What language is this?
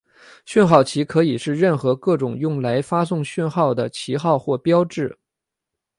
Chinese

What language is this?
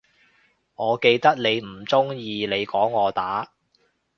Cantonese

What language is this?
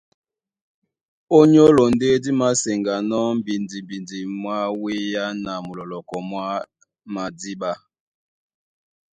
Duala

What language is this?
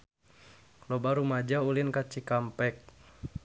Sundanese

